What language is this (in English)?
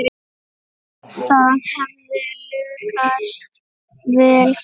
Icelandic